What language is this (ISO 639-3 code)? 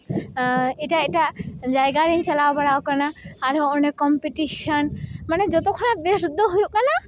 sat